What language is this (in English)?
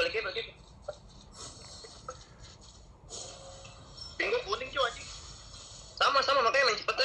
Indonesian